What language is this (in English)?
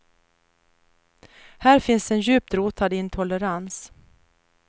Swedish